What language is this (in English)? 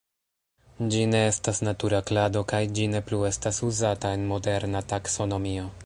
Esperanto